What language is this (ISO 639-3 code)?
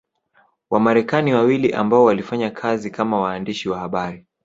swa